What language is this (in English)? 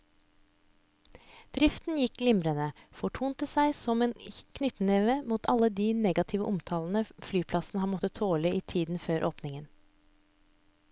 Norwegian